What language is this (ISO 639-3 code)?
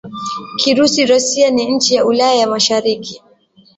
swa